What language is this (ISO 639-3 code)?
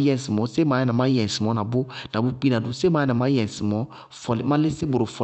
bqg